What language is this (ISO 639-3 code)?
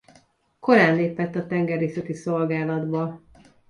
hun